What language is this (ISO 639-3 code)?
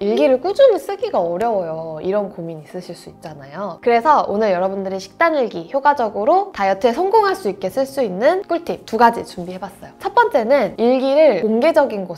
kor